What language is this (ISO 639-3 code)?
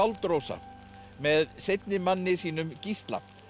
isl